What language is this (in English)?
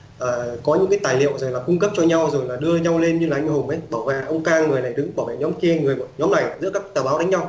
Vietnamese